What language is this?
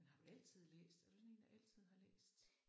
Danish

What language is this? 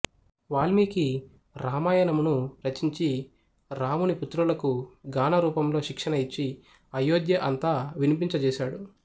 Telugu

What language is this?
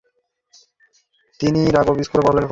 Bangla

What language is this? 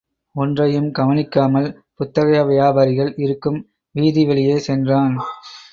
Tamil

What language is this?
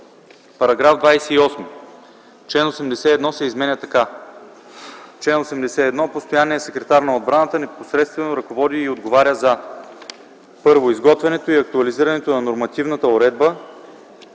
Bulgarian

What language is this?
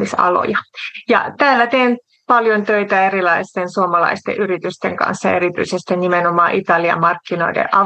Finnish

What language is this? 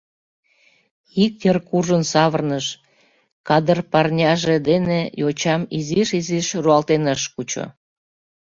Mari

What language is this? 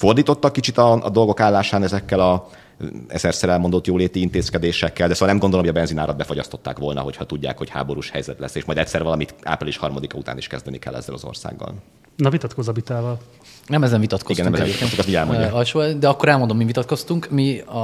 Hungarian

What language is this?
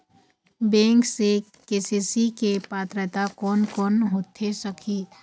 Chhattisgarhi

